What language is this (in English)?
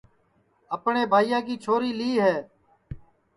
Sansi